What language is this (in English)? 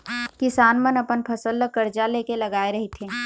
Chhattisgarhi